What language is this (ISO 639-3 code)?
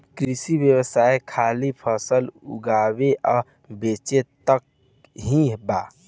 bho